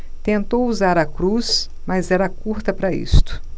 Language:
Portuguese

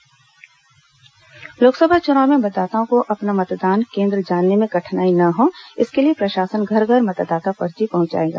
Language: Hindi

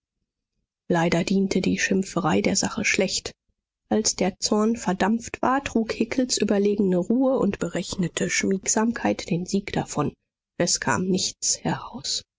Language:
German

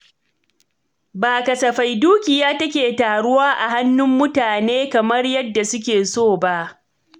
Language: Hausa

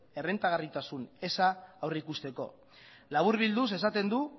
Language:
Basque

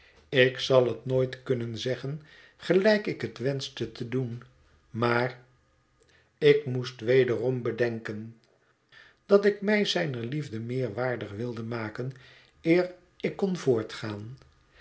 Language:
Dutch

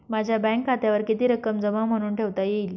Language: Marathi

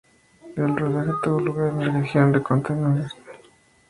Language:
Spanish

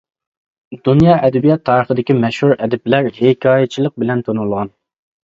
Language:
Uyghur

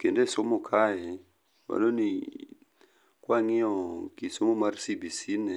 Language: Luo (Kenya and Tanzania)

